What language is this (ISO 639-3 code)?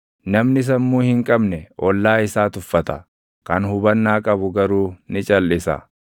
orm